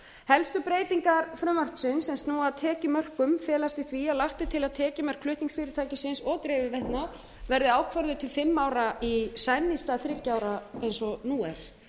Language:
Icelandic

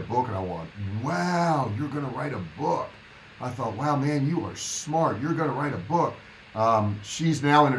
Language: English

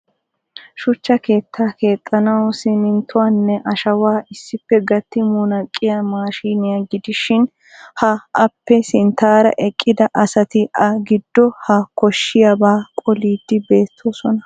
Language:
Wolaytta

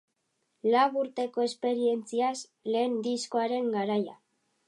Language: Basque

